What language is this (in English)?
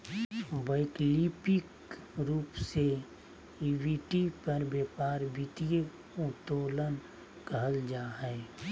Magahi